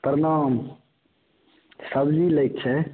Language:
Maithili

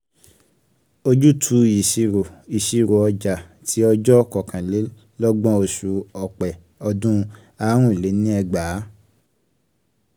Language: Yoruba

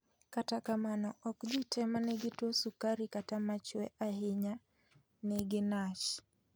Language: Luo (Kenya and Tanzania)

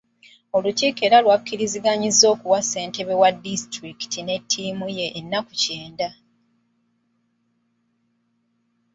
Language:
Ganda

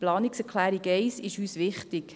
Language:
Swiss German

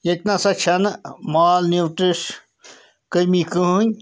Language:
Kashmiri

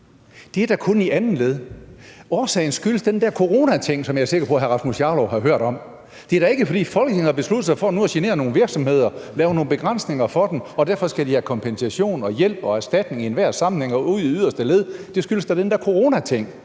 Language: Danish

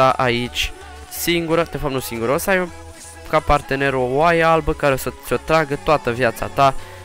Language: Romanian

